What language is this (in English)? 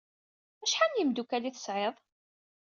Kabyle